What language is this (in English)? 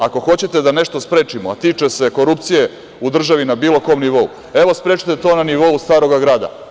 Serbian